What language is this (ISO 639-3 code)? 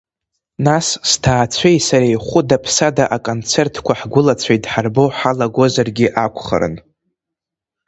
abk